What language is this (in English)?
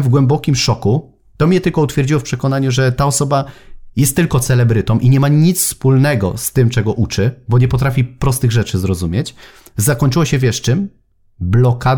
Polish